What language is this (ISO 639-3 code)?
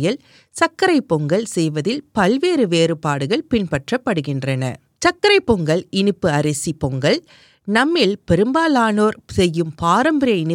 tam